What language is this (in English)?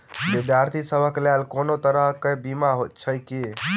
Maithili